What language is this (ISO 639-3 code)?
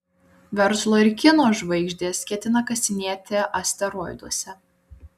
lit